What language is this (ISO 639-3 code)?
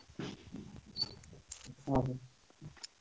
ori